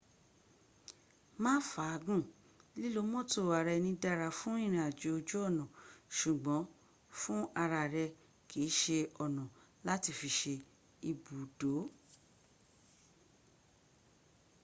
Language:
Yoruba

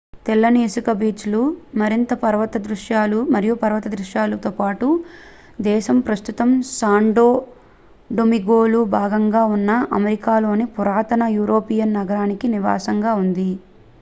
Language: Telugu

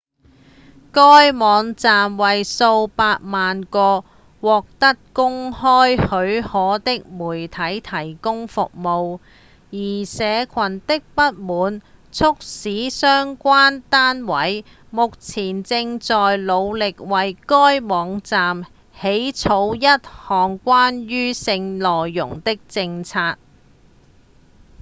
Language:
Cantonese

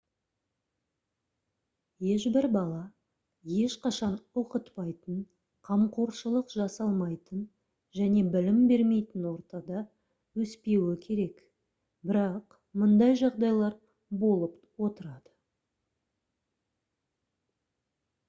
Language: Kazakh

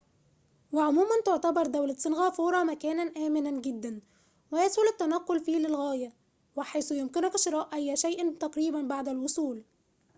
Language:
Arabic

